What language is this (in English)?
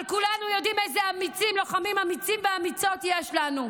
Hebrew